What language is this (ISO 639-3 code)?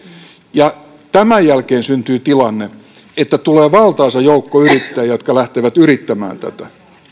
fin